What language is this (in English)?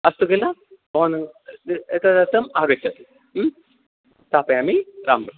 Sanskrit